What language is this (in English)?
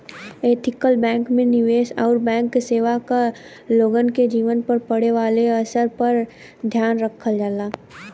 Bhojpuri